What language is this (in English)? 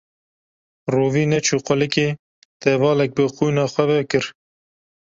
Kurdish